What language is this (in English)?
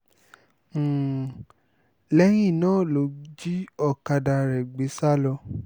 Yoruba